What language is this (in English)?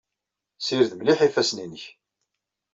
Kabyle